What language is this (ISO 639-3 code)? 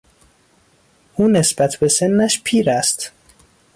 fas